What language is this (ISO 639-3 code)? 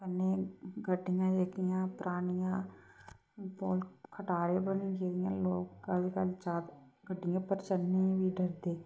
doi